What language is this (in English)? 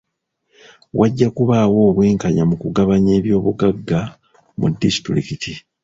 Ganda